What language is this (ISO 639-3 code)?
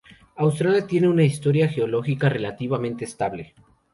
spa